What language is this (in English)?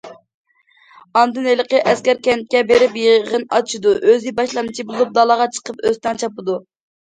Uyghur